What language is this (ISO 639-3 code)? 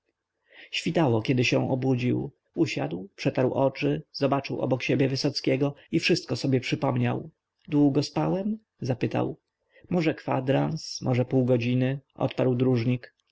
pol